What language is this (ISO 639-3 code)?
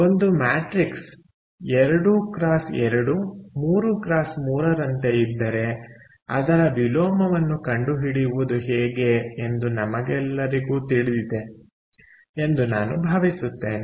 kan